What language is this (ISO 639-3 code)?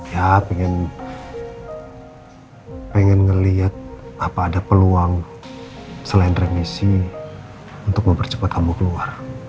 ind